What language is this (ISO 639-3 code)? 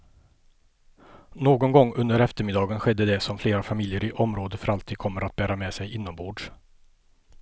swe